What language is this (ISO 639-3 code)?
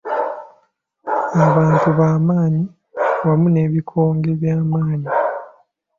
lug